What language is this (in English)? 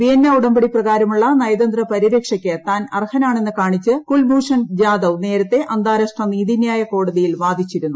Malayalam